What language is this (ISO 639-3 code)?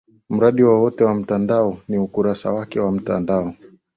swa